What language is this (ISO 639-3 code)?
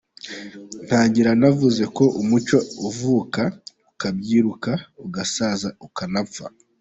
kin